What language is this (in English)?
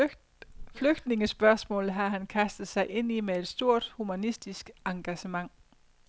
Danish